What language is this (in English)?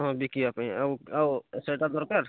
Odia